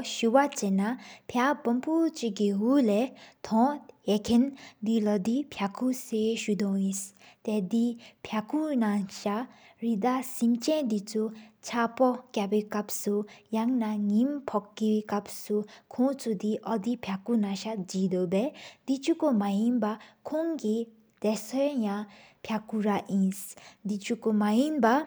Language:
Sikkimese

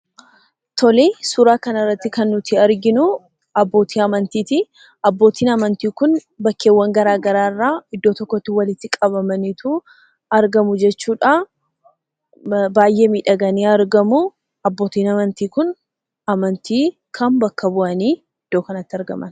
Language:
Oromo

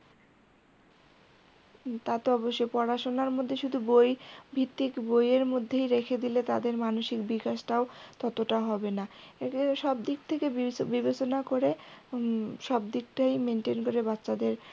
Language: Bangla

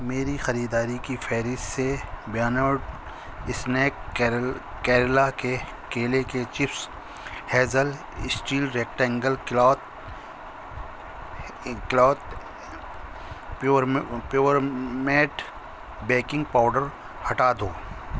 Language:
Urdu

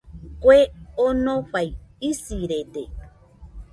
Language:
Nüpode Huitoto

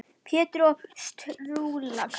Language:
Icelandic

